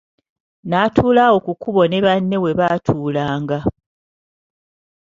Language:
Ganda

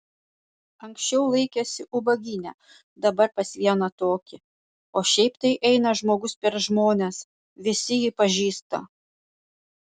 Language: Lithuanian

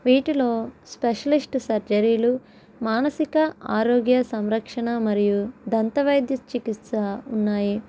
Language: Telugu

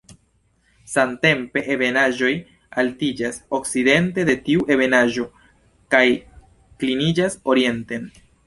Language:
Esperanto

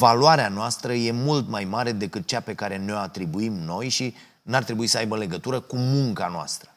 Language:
Romanian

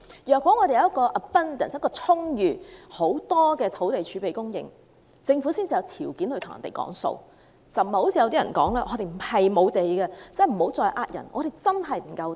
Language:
Cantonese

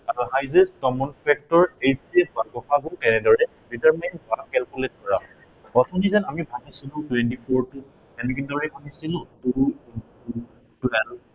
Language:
Assamese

